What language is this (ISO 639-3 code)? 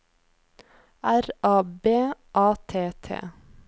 nor